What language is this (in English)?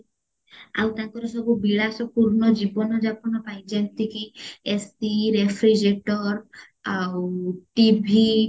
Odia